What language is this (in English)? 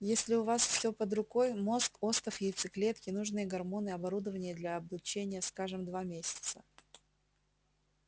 Russian